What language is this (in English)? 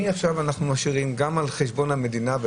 Hebrew